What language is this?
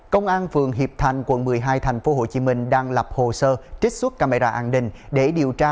Vietnamese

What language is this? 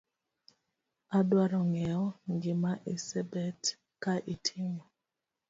Luo (Kenya and Tanzania)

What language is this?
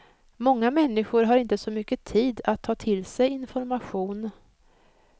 Swedish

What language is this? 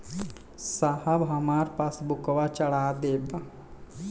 Bhojpuri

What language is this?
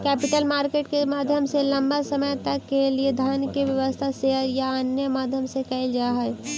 Magahi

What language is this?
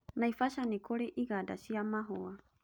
Kikuyu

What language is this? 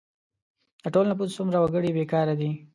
Pashto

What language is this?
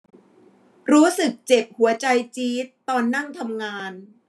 Thai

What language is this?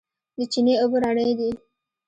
Pashto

